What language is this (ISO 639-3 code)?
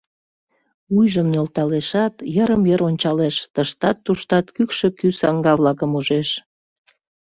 chm